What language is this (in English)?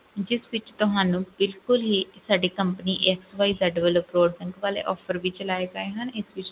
Punjabi